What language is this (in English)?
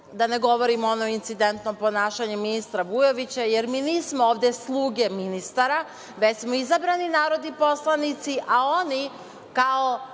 Serbian